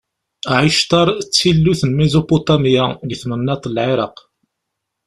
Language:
Kabyle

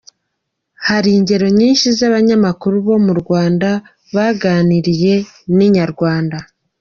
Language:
Kinyarwanda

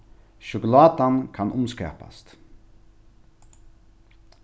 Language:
Faroese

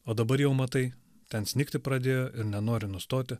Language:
Lithuanian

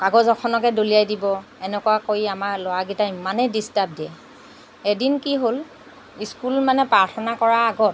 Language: Assamese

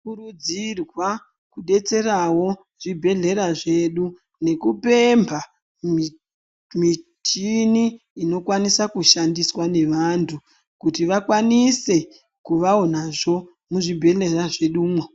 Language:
Ndau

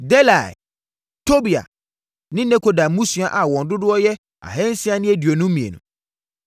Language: Akan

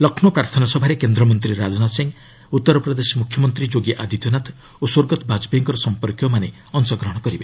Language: Odia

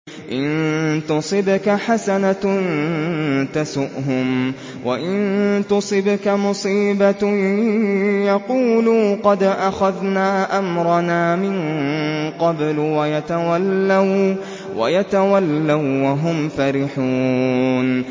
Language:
Arabic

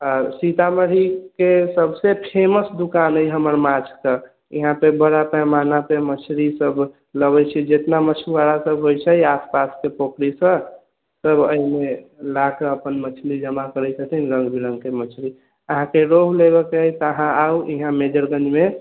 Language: Maithili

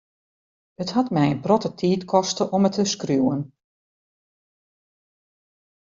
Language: Western Frisian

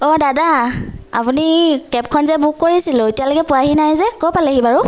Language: Assamese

